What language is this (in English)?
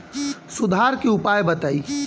Bhojpuri